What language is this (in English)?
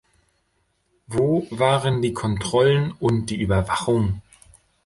German